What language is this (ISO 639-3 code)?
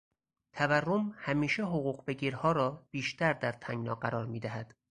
fas